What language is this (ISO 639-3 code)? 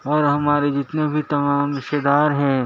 urd